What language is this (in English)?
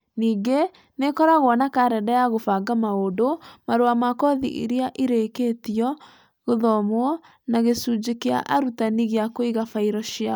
Kikuyu